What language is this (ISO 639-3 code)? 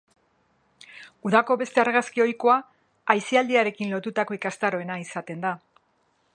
eus